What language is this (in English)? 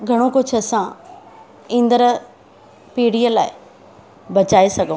Sindhi